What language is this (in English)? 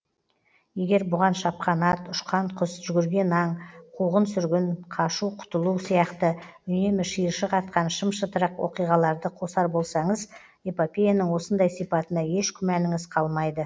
Kazakh